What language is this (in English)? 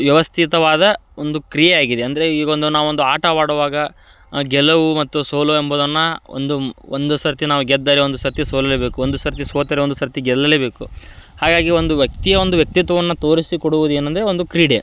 Kannada